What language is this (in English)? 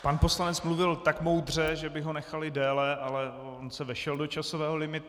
Czech